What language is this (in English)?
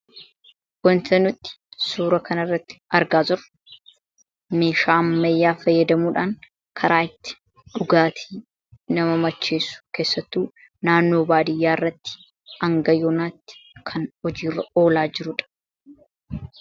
Oromo